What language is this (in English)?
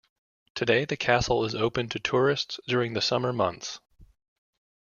English